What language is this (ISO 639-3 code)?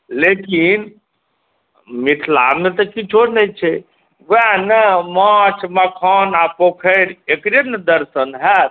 mai